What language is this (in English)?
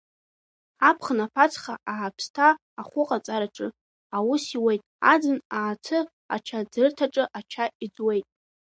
Abkhazian